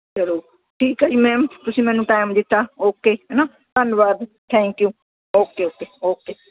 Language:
Punjabi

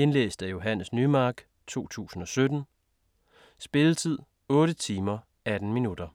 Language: Danish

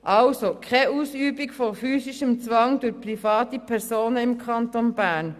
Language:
Swiss German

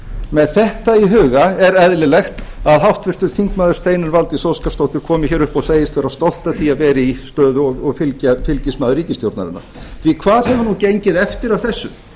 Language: Icelandic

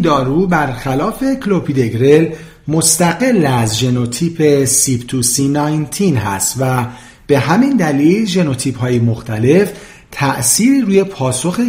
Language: Persian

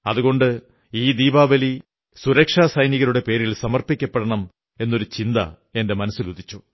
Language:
Malayalam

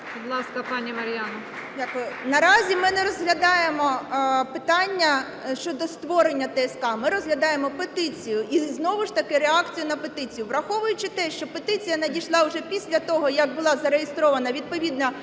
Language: Ukrainian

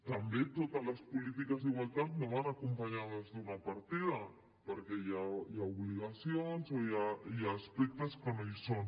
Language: Catalan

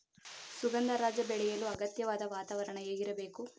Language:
Kannada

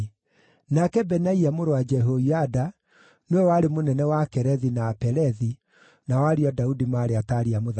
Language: Kikuyu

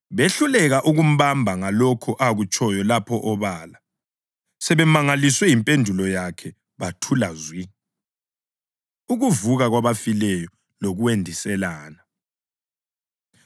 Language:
North Ndebele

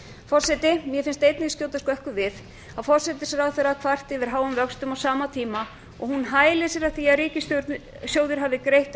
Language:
Icelandic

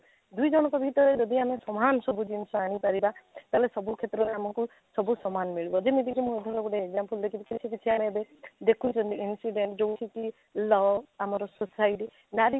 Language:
Odia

